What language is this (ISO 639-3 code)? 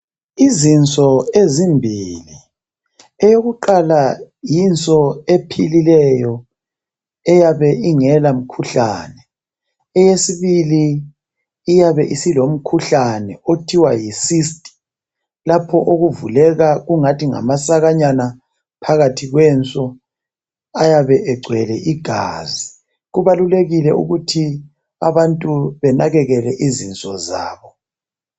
nde